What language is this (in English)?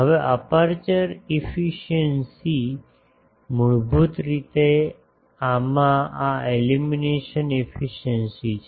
Gujarati